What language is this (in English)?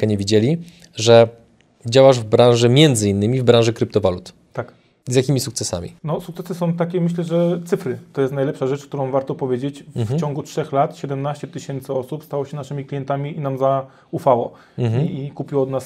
Polish